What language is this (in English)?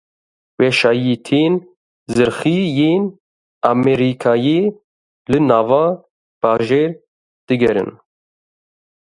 Kurdish